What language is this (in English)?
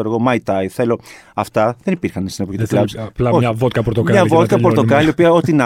Greek